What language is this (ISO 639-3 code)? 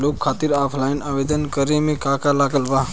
bho